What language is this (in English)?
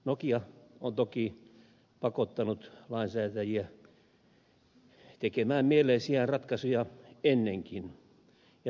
Finnish